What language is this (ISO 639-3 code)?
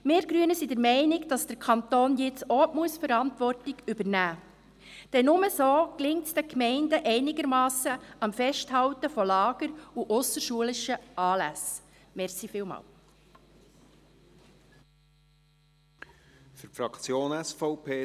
gsw